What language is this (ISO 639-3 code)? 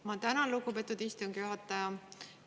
est